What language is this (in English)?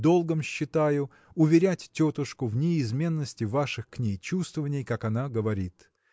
Russian